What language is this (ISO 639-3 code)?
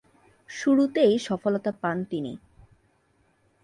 ben